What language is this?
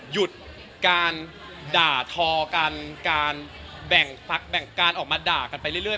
Thai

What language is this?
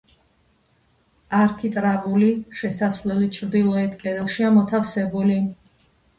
Georgian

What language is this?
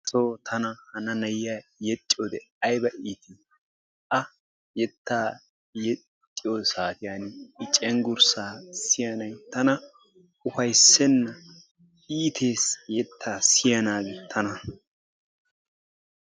Wolaytta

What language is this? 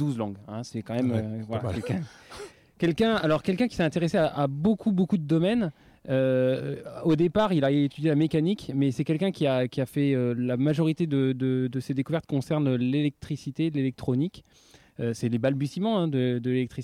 French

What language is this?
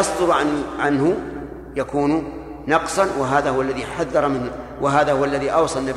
Arabic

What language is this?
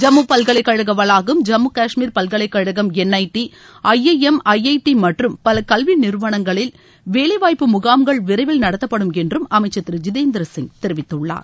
Tamil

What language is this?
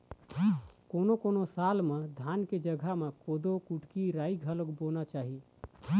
Chhattisgarhi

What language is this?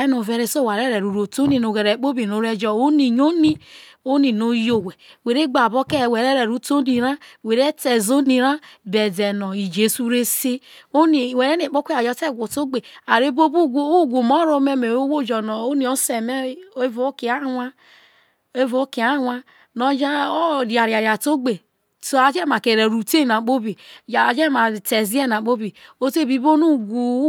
Isoko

